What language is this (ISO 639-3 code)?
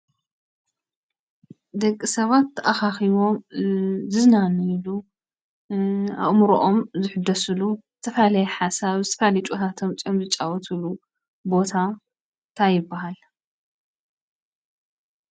tir